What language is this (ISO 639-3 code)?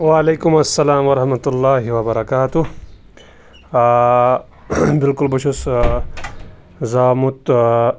kas